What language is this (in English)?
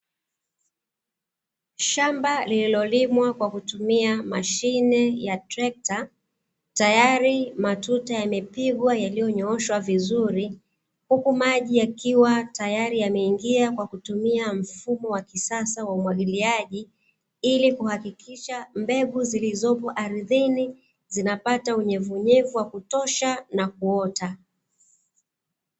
Swahili